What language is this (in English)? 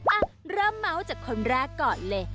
Thai